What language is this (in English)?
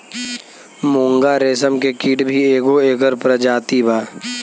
Bhojpuri